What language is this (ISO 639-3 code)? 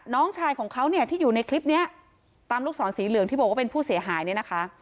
tha